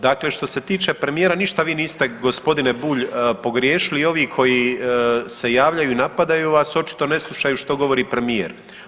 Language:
Croatian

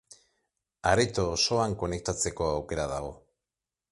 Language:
Basque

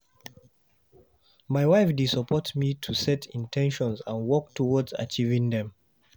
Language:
Nigerian Pidgin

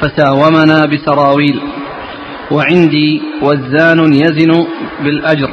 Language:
Arabic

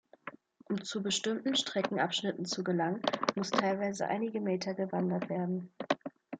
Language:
German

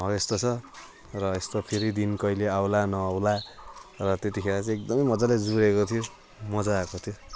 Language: Nepali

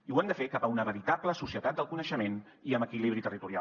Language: Catalan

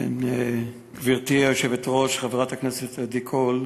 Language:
Hebrew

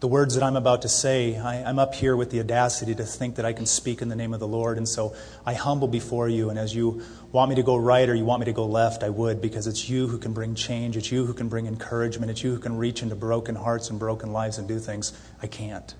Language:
English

